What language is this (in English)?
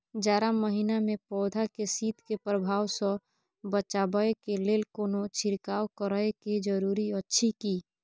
Maithili